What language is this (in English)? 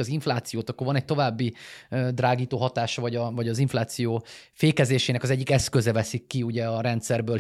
Hungarian